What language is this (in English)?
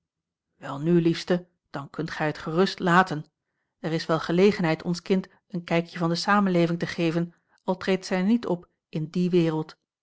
Dutch